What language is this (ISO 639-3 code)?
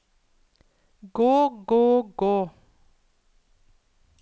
nor